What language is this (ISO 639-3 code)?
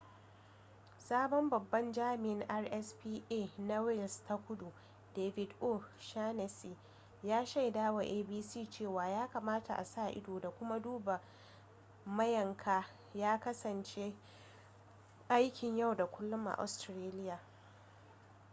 hau